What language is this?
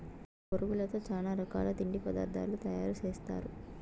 Telugu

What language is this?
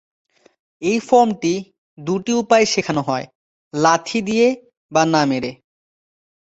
Bangla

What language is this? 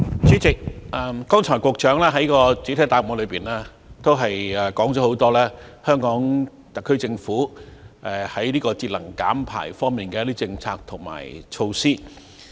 Cantonese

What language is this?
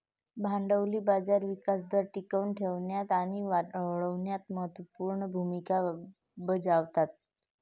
Marathi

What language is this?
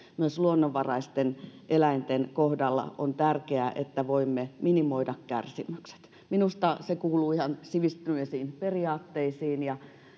Finnish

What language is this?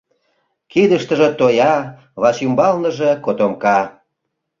Mari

